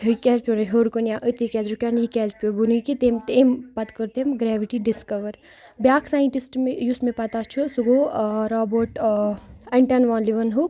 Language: Kashmiri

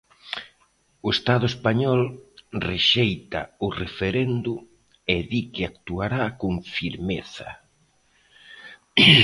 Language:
Galician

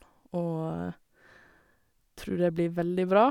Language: Norwegian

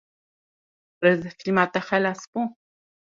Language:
Kurdish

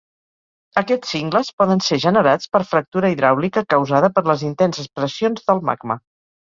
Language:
Catalan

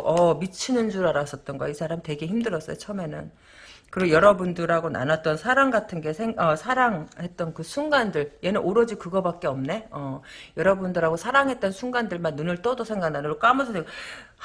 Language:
Korean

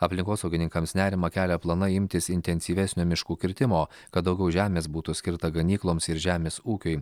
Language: Lithuanian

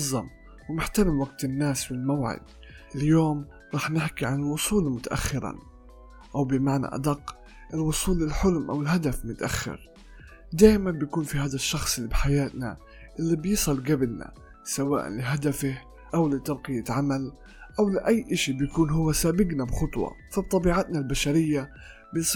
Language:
Arabic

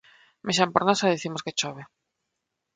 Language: Galician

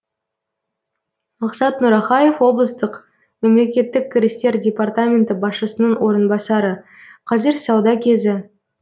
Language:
Kazakh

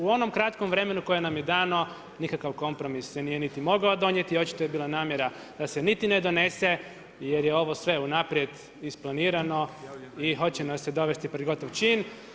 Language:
Croatian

